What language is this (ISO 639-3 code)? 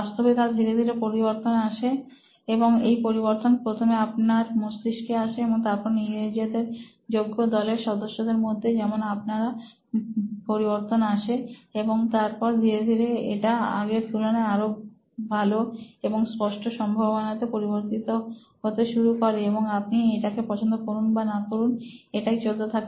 ben